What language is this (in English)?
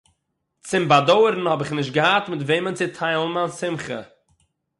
Yiddish